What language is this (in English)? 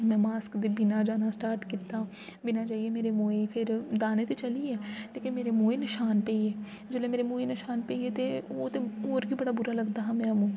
Dogri